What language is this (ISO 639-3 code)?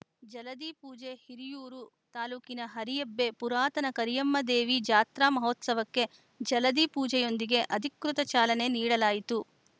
kan